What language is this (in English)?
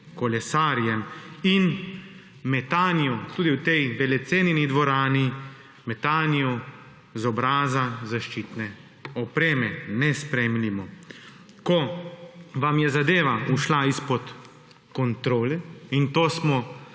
Slovenian